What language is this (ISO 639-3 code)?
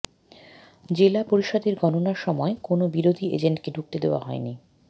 ben